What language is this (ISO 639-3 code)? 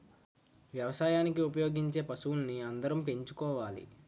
tel